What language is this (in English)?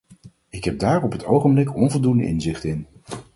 Dutch